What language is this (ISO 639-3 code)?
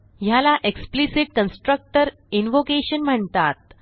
mar